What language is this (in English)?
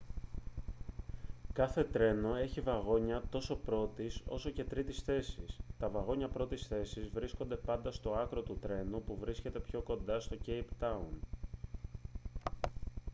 Greek